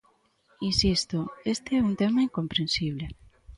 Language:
Galician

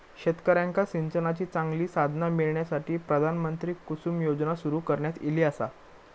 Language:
Marathi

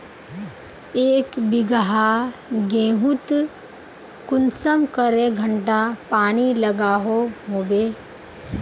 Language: Magahi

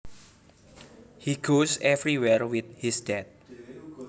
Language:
Javanese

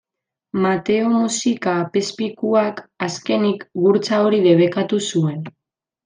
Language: Basque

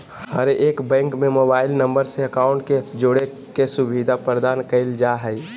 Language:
Magahi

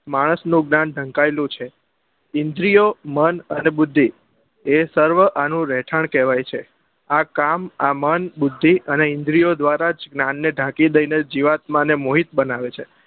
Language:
Gujarati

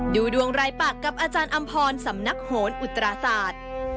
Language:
Thai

